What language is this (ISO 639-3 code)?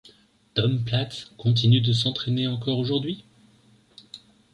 fra